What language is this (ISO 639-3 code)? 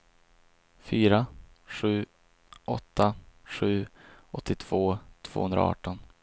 swe